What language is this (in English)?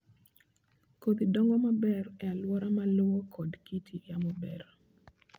Luo (Kenya and Tanzania)